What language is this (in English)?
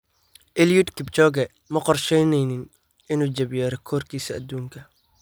Somali